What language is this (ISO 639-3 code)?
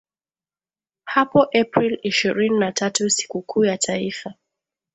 swa